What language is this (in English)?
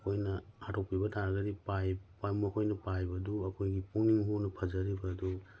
Manipuri